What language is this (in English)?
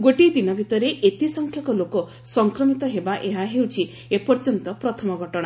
Odia